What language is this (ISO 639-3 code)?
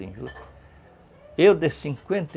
por